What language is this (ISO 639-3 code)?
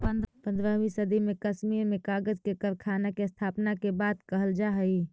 mag